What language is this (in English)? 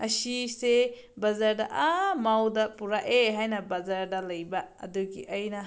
Manipuri